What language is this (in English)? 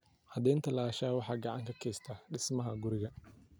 Somali